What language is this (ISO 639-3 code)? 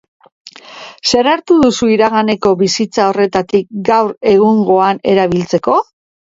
eus